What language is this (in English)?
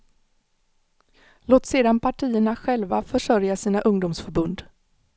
Swedish